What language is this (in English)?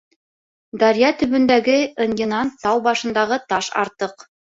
Bashkir